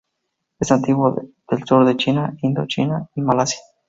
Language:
Spanish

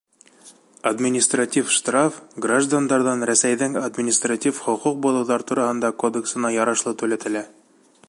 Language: Bashkir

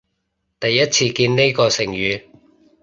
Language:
Cantonese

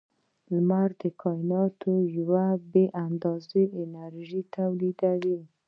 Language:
Pashto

